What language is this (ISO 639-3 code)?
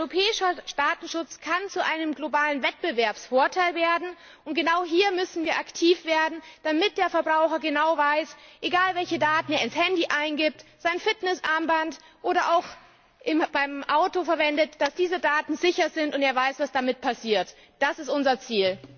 deu